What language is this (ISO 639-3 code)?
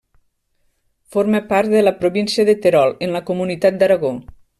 cat